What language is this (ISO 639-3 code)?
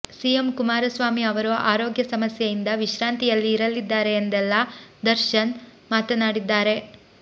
kan